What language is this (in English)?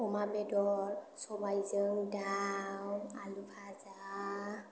Bodo